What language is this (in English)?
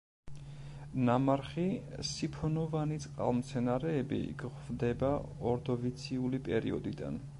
Georgian